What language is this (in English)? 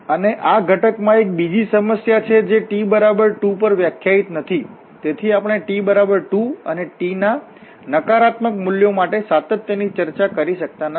Gujarati